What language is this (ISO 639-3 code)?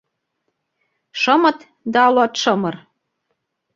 chm